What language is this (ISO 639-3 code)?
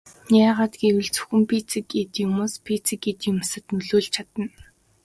mon